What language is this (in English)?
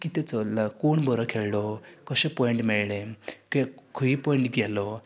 Konkani